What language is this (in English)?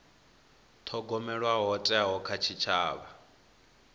Venda